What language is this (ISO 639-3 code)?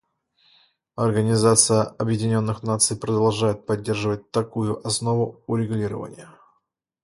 rus